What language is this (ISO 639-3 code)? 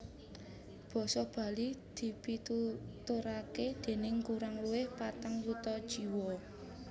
jav